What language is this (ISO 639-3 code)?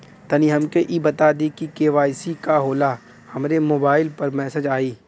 bho